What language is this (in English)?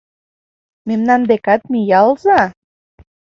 Mari